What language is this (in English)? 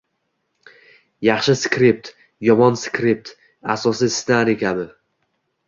Uzbek